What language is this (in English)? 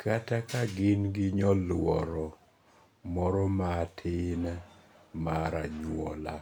Luo (Kenya and Tanzania)